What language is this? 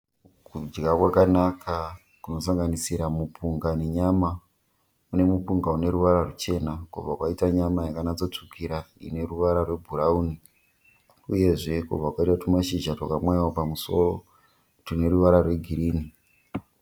Shona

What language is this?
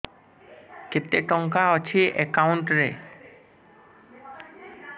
Odia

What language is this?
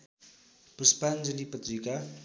Nepali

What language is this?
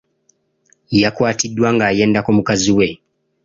Ganda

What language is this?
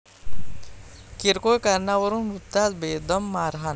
Marathi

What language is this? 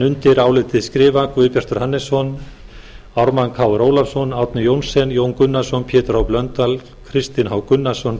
Icelandic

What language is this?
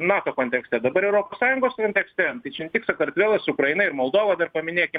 Lithuanian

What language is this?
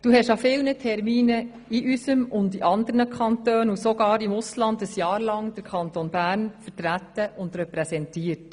Swiss German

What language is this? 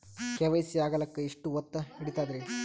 Kannada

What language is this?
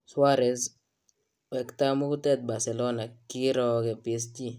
Kalenjin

